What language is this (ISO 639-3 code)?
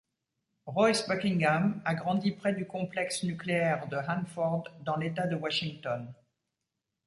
fra